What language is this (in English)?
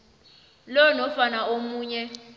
South Ndebele